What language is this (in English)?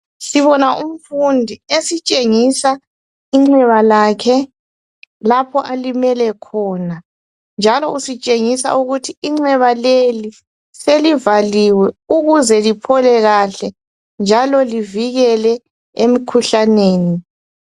North Ndebele